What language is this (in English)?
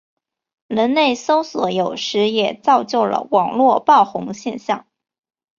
Chinese